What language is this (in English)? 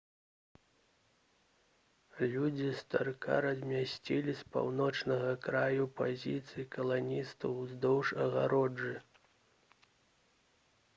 Belarusian